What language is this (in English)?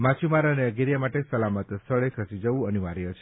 Gujarati